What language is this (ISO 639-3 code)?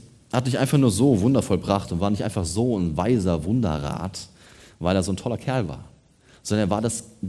deu